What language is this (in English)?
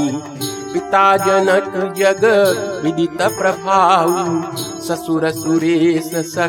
Hindi